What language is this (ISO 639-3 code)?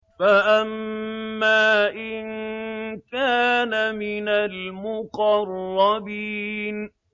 ara